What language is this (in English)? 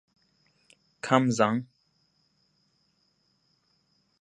English